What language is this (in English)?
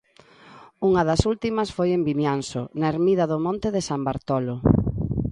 Galician